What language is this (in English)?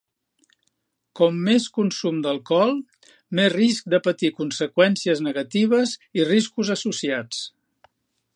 Catalan